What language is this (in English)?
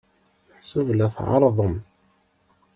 Kabyle